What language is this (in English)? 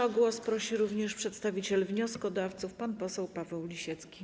Polish